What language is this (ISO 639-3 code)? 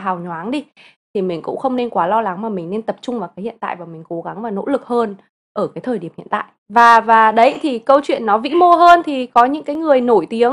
vie